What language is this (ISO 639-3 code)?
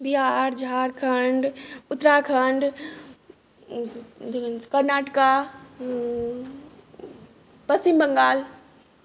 mai